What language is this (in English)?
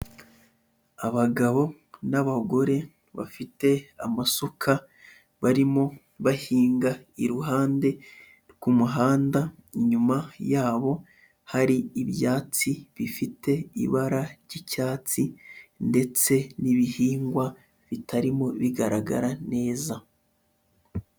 Kinyarwanda